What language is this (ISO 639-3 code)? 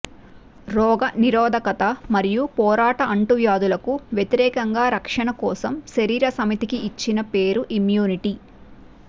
tel